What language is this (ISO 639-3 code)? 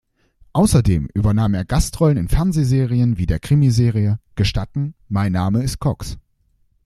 deu